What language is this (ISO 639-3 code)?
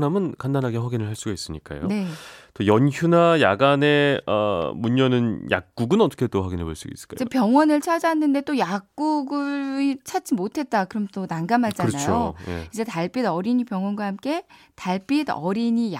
kor